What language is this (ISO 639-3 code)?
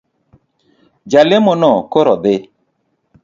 luo